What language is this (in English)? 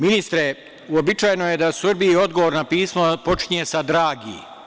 Serbian